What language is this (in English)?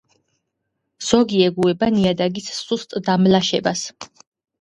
Georgian